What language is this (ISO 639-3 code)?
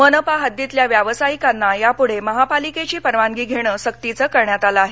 mar